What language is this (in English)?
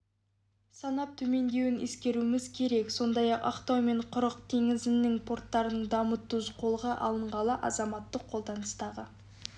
Kazakh